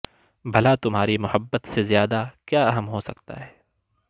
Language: Urdu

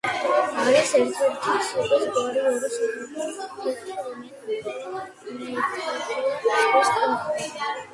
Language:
Georgian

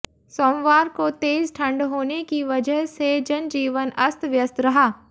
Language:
Hindi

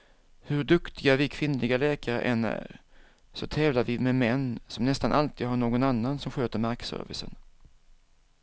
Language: Swedish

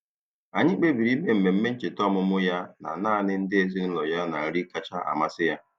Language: Igbo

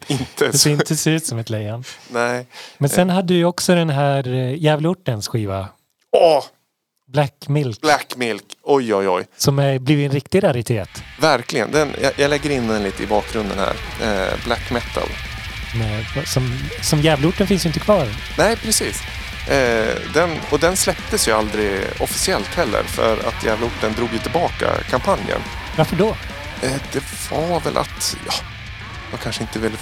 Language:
Swedish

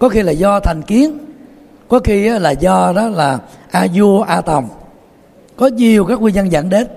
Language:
Vietnamese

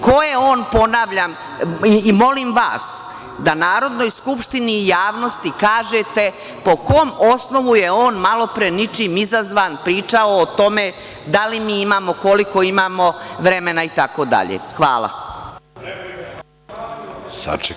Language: Serbian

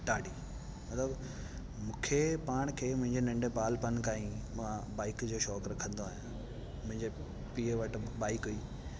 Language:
Sindhi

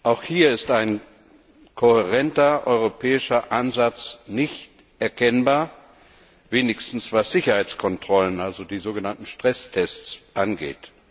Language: German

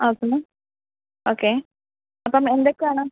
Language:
Malayalam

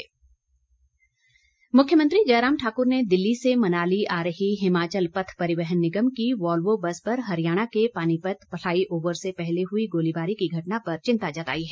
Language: Hindi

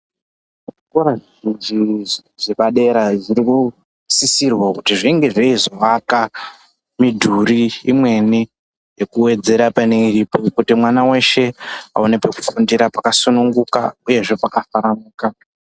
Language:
Ndau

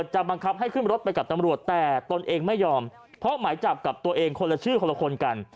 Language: Thai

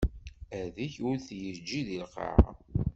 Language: Kabyle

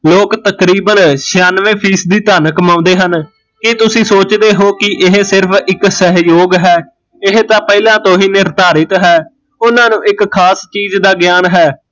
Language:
Punjabi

